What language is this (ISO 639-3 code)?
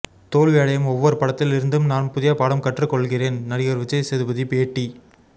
tam